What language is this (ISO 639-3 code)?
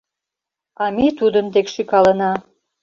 chm